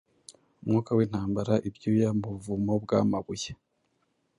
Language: Kinyarwanda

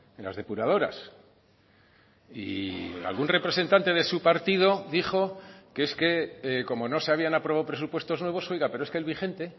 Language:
Spanish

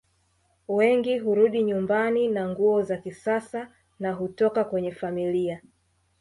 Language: Swahili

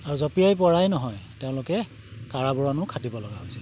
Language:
Assamese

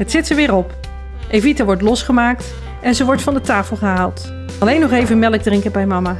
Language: Dutch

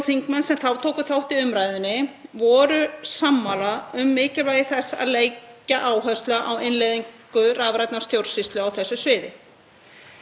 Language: Icelandic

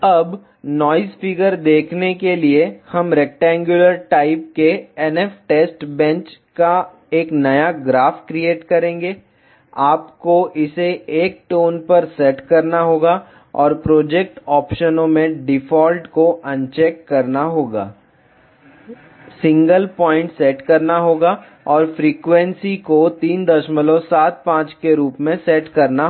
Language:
Hindi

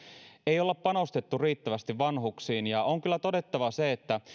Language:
Finnish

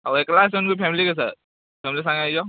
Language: Odia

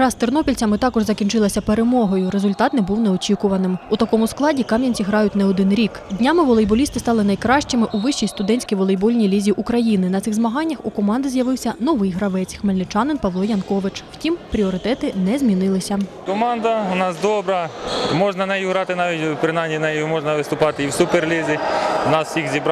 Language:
Ukrainian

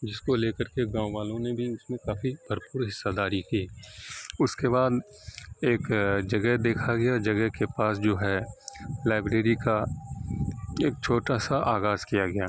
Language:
Urdu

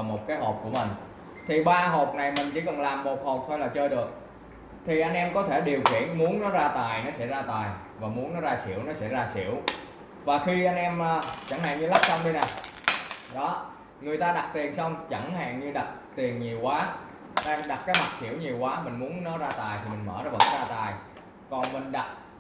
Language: Vietnamese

